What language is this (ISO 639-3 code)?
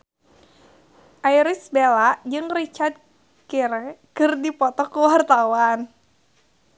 sun